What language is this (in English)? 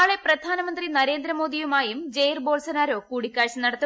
Malayalam